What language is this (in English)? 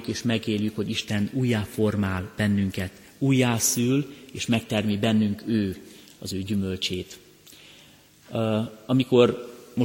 Hungarian